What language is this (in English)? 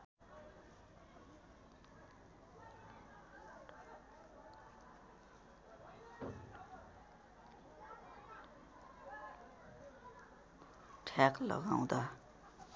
Nepali